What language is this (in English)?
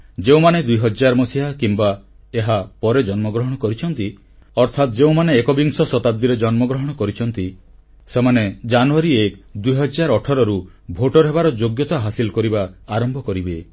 Odia